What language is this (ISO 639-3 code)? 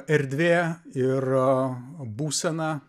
lit